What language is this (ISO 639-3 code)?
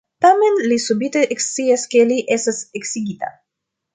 epo